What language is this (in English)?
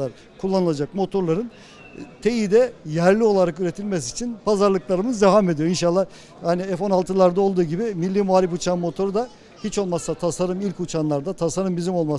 Turkish